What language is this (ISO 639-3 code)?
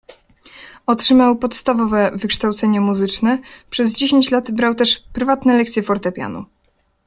pol